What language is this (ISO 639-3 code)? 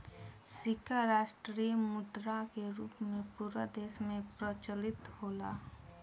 bho